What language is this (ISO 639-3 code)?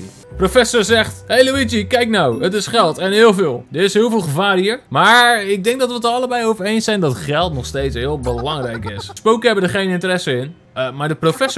nld